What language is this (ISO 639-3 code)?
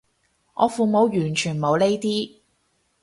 yue